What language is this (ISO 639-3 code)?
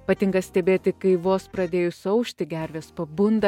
lit